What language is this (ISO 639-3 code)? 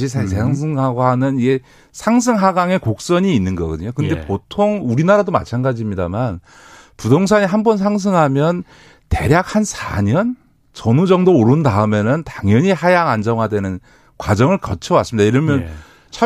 kor